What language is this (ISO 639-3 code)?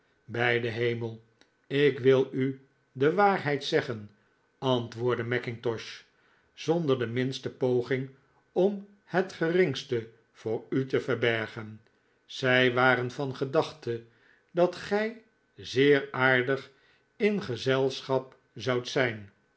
nld